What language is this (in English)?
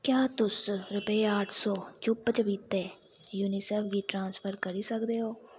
Dogri